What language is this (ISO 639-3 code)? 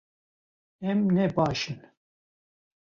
kur